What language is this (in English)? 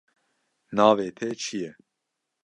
Kurdish